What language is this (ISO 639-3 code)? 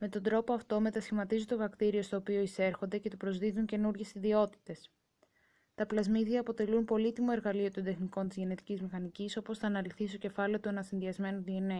ell